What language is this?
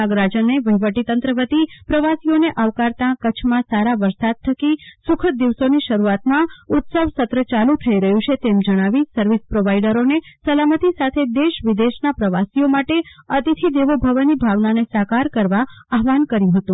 Gujarati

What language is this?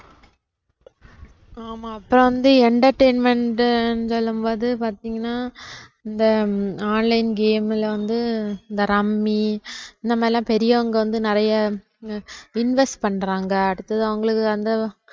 Tamil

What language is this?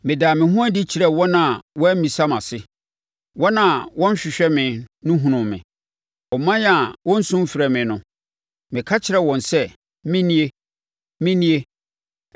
Akan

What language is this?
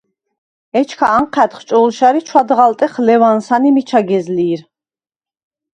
Svan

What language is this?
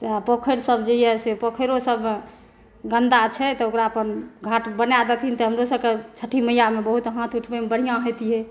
Maithili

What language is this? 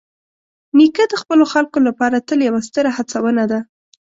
Pashto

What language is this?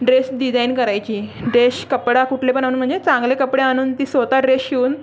Marathi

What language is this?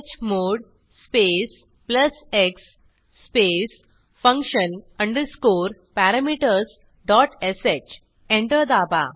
Marathi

